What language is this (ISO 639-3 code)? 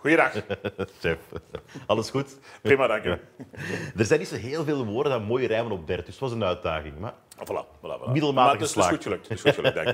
nld